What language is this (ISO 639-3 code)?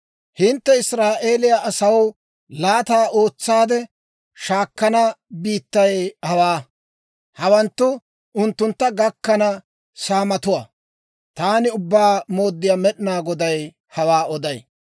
dwr